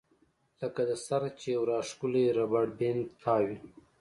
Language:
Pashto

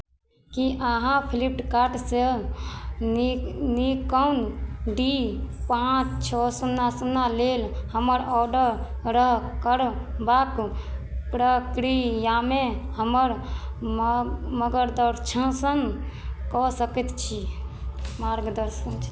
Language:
Maithili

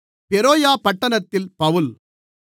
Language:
Tamil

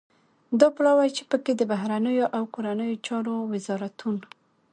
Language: Pashto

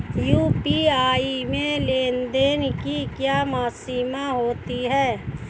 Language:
Hindi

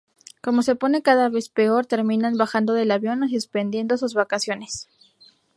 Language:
Spanish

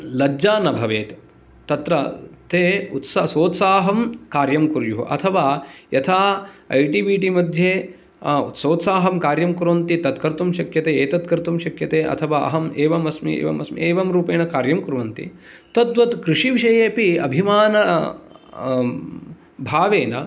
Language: Sanskrit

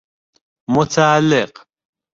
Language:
Persian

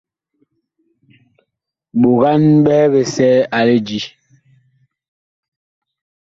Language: Bakoko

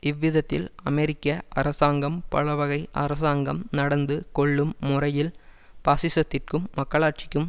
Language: Tamil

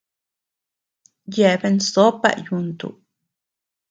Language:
Tepeuxila Cuicatec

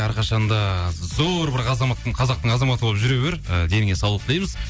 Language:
Kazakh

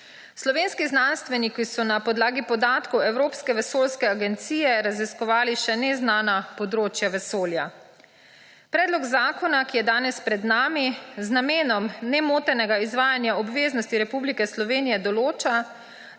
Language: Slovenian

